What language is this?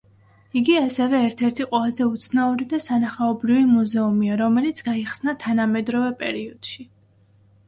Georgian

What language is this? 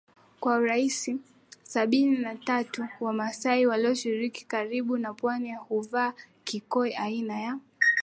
Swahili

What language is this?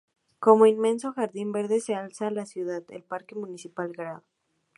Spanish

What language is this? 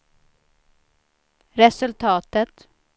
Swedish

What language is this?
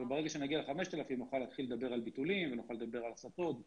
Hebrew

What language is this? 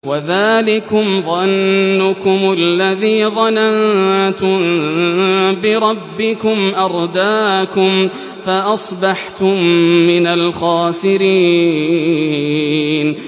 Arabic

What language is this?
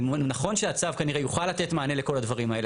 Hebrew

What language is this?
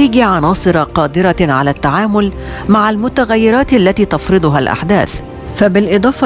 Arabic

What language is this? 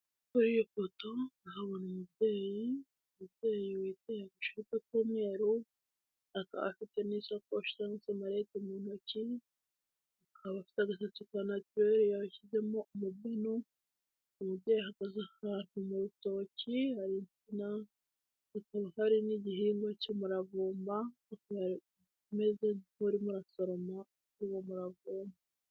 Kinyarwanda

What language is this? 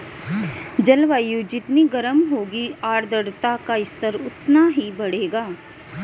Hindi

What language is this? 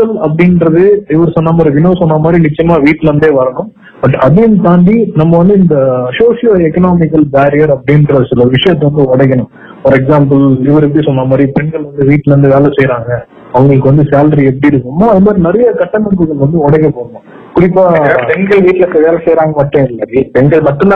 Tamil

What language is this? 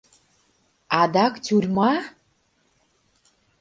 Mari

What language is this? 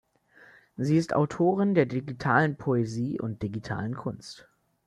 German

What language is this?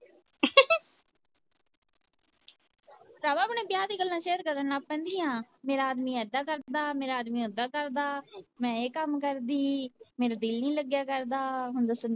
Punjabi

